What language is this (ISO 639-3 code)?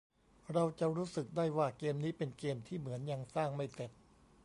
tha